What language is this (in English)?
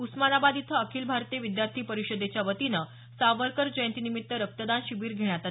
Marathi